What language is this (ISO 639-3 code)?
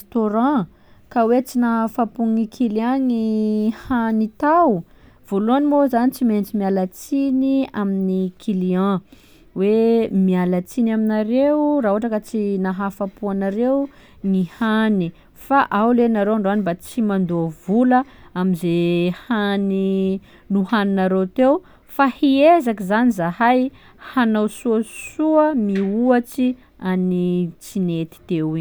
skg